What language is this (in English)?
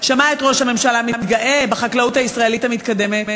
Hebrew